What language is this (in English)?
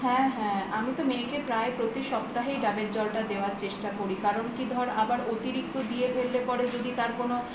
Bangla